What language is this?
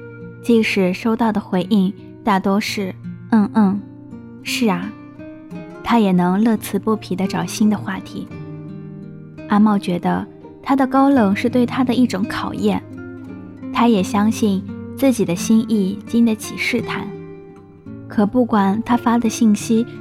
Chinese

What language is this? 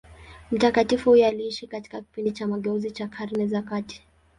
Swahili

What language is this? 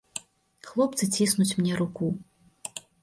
Belarusian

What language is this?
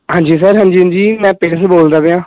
Punjabi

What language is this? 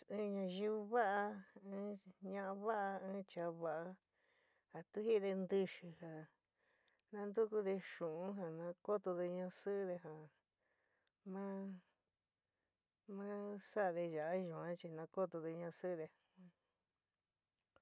San Miguel El Grande Mixtec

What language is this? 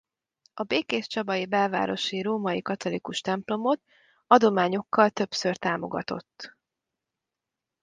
Hungarian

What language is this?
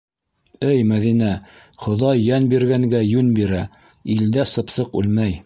Bashkir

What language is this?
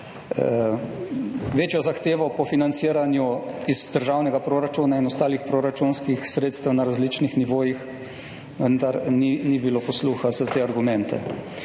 Slovenian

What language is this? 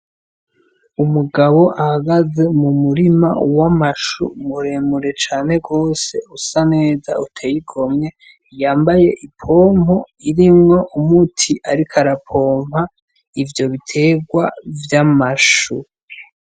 Rundi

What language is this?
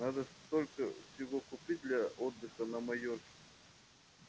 Russian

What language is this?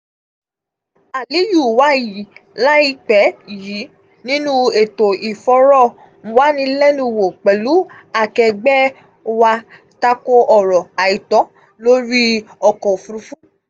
Yoruba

